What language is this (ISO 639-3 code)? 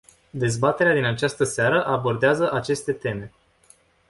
ron